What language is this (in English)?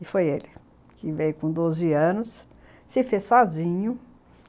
Portuguese